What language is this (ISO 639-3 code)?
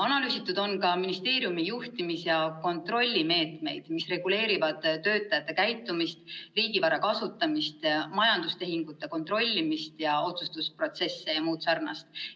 est